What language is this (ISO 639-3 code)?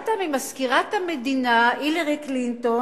heb